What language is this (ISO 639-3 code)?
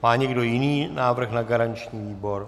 ces